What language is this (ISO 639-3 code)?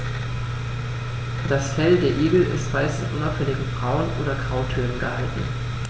deu